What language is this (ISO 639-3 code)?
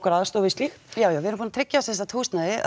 isl